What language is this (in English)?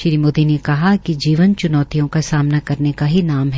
Hindi